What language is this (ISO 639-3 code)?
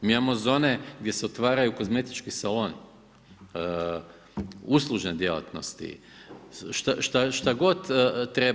hrv